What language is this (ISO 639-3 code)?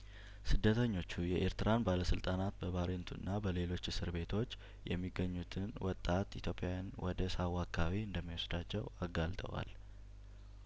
amh